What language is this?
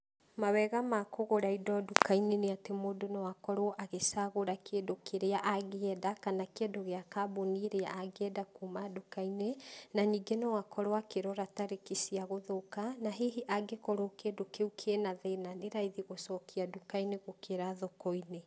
Kikuyu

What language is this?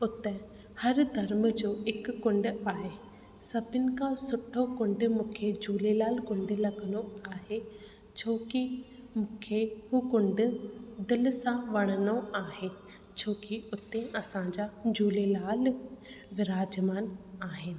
Sindhi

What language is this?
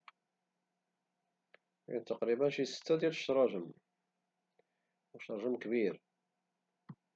Moroccan Arabic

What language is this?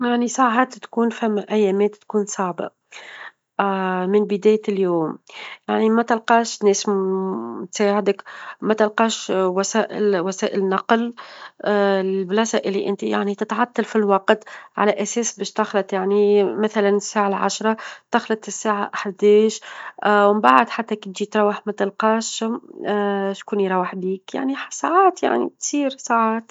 Tunisian Arabic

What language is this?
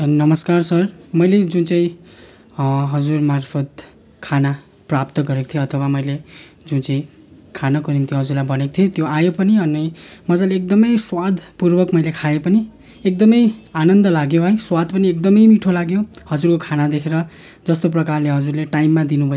Nepali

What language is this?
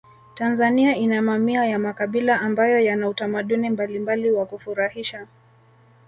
Swahili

